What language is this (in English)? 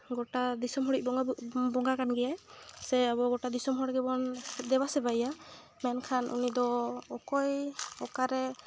Santali